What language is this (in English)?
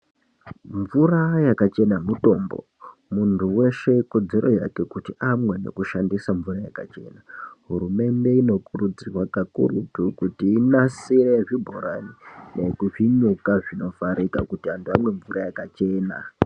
Ndau